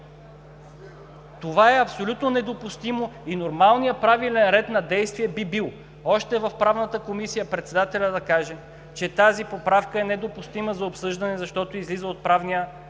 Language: Bulgarian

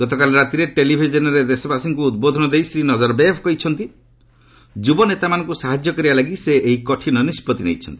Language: Odia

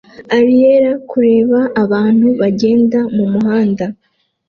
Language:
Kinyarwanda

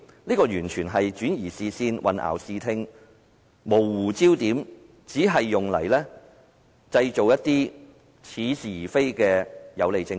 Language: Cantonese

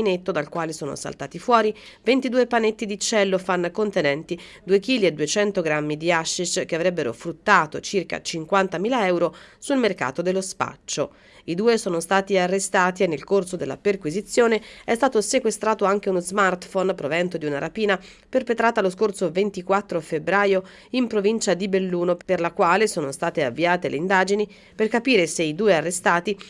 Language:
Italian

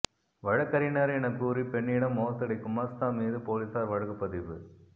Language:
Tamil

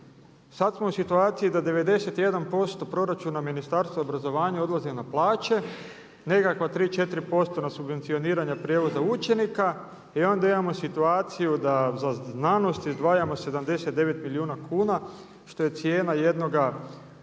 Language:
Croatian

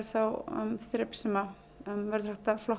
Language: Icelandic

